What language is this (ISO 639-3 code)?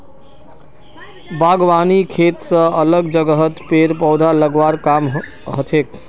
mag